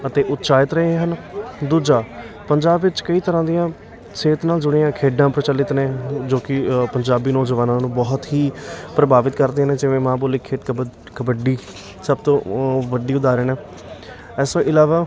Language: Punjabi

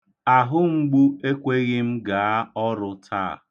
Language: Igbo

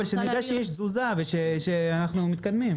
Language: Hebrew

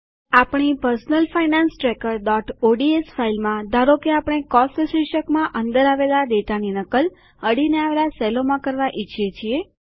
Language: Gujarati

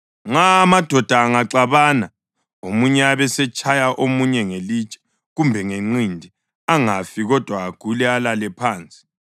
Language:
North Ndebele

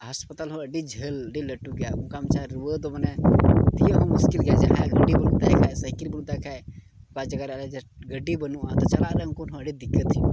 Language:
Santali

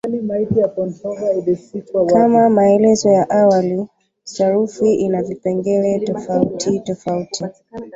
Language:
Swahili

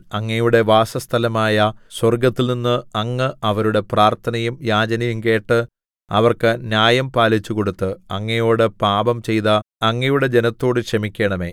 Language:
Malayalam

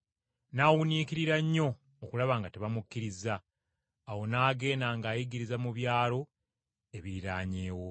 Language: Ganda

